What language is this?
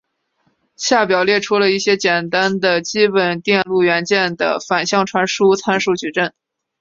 Chinese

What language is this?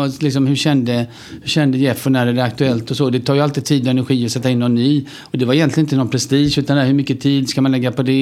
Swedish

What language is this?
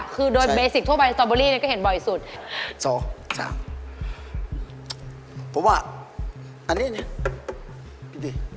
Thai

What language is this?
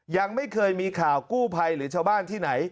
Thai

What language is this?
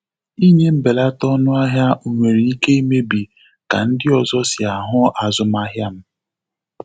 Igbo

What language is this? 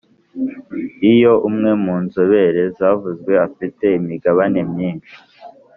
Kinyarwanda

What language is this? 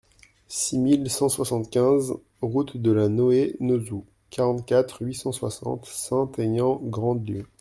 French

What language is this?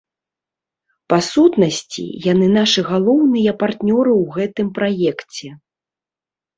Belarusian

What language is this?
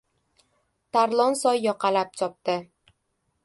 Uzbek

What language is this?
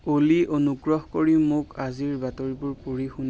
Assamese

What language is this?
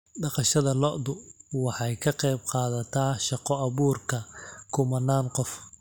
Somali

